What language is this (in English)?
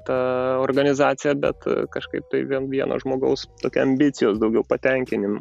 Lithuanian